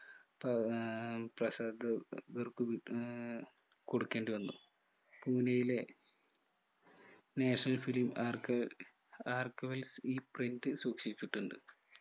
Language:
Malayalam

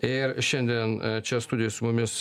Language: Lithuanian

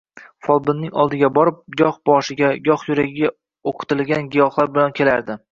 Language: Uzbek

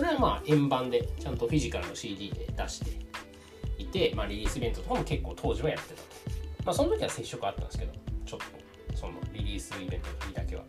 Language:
Japanese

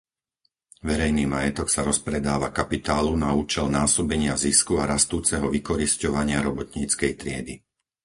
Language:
Slovak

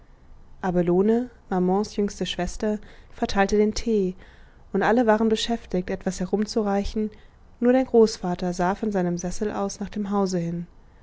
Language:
German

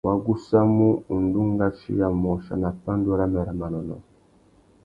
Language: Tuki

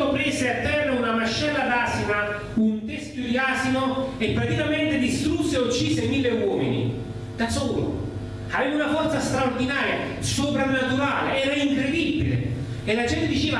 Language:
Italian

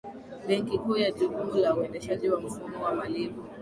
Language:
Swahili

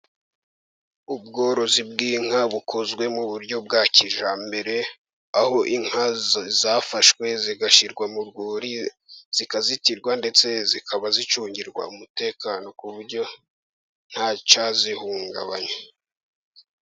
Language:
Kinyarwanda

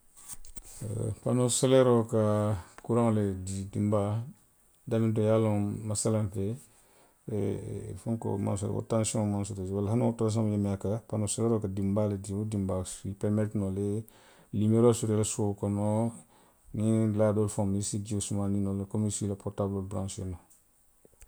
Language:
Western Maninkakan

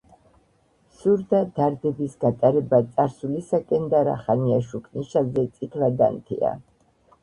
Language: Georgian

